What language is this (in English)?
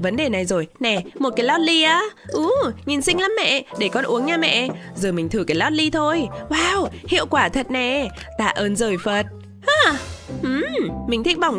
Vietnamese